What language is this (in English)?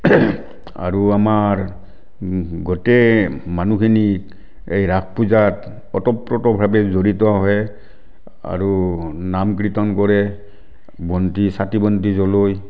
Assamese